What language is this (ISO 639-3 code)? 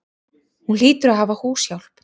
isl